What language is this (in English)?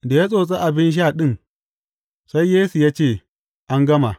Hausa